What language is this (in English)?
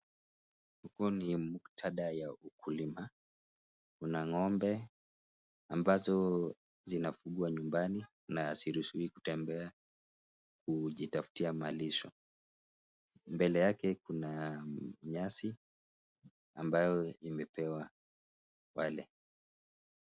Swahili